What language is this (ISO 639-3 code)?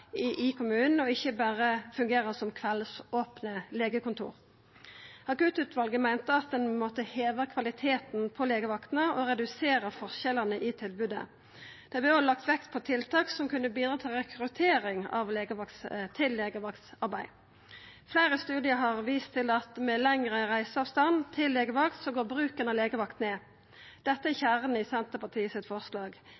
nno